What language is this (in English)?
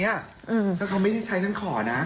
Thai